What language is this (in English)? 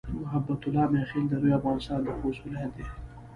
Pashto